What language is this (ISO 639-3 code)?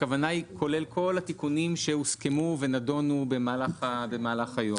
heb